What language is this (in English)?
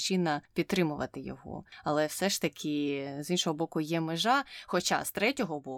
Ukrainian